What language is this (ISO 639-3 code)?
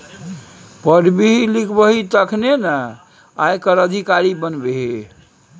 mai